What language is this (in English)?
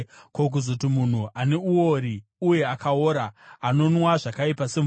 Shona